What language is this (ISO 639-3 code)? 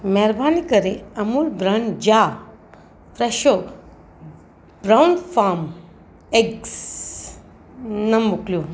snd